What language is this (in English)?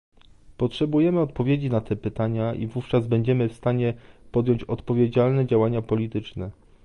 Polish